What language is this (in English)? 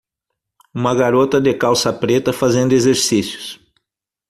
Portuguese